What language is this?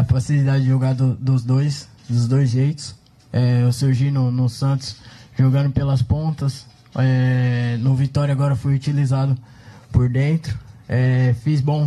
Portuguese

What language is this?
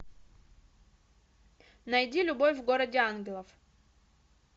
Russian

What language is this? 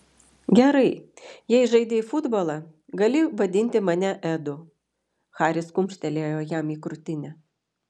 Lithuanian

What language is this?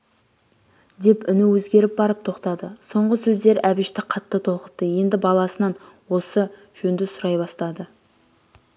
Kazakh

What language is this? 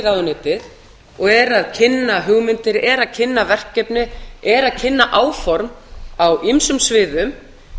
Icelandic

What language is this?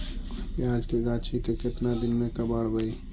Magahi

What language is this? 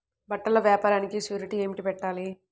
Telugu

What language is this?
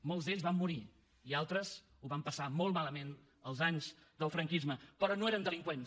Catalan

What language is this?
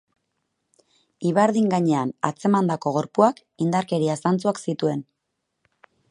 Basque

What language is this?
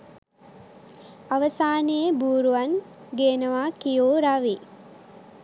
Sinhala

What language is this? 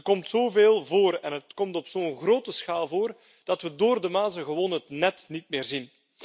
Dutch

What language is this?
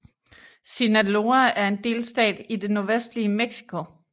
Danish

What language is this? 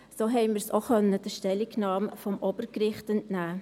Swiss German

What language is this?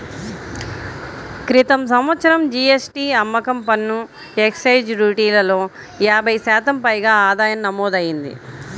Telugu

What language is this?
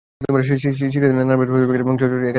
Bangla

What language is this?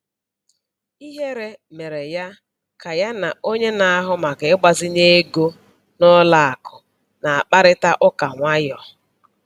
Igbo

